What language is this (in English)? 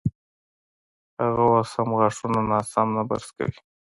Pashto